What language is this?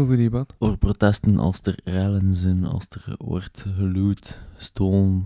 Dutch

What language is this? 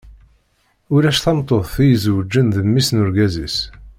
Kabyle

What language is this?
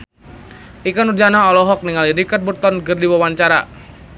Sundanese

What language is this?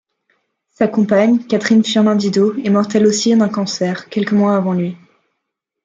French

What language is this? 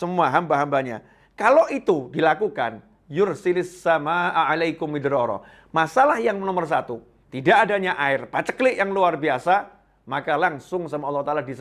Indonesian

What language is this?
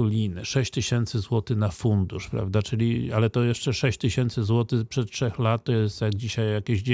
Polish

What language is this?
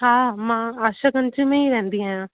Sindhi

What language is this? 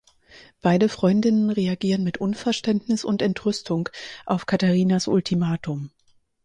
German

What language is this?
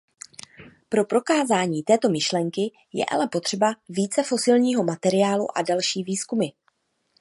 Czech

